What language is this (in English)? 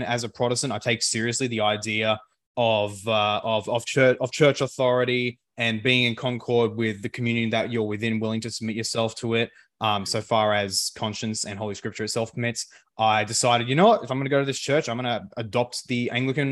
English